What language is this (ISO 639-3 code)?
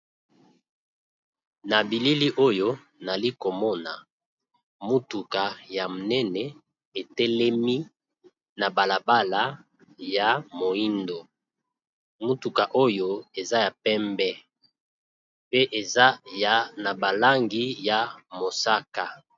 lin